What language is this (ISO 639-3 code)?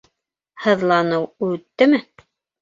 bak